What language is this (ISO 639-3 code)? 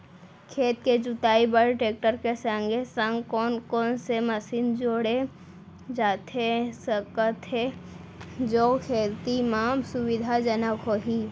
hne